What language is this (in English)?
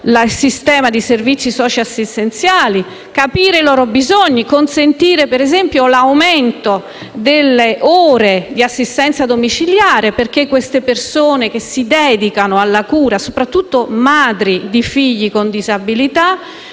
Italian